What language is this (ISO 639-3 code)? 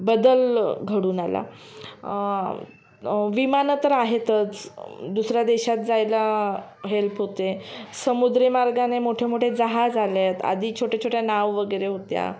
mar